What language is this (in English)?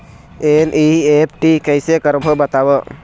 Chhattisgarhi